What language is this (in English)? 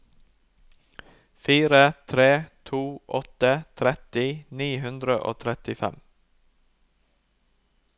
Norwegian